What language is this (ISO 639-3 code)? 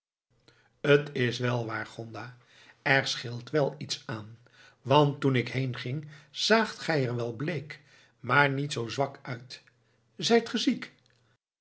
nld